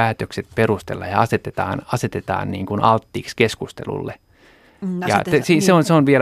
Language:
Finnish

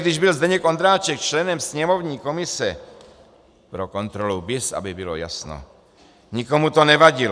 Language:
Czech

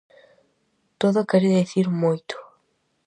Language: Galician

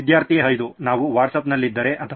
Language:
Kannada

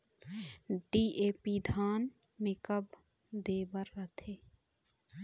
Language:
Chhattisgarhi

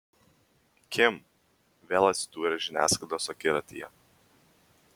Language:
Lithuanian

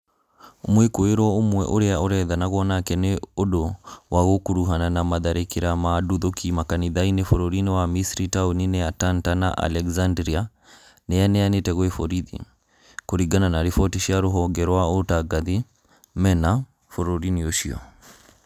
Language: Kikuyu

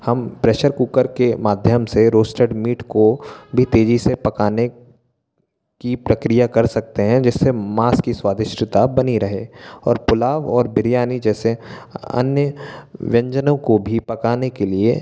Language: Hindi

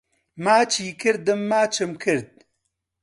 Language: Central Kurdish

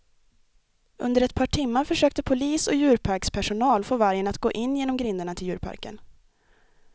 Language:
Swedish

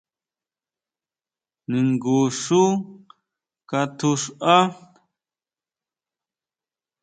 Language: Huautla Mazatec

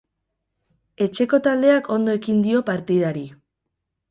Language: Basque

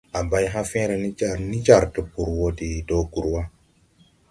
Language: Tupuri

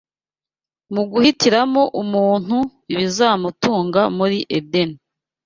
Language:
Kinyarwanda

